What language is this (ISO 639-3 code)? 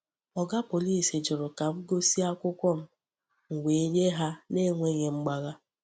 ibo